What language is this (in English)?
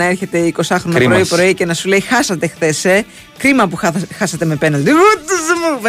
Greek